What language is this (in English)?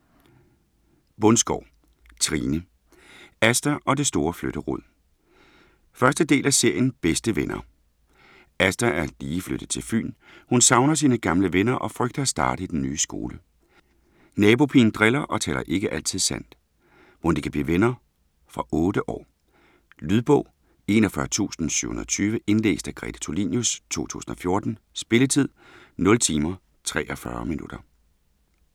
Danish